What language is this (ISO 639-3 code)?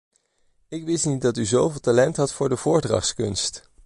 nld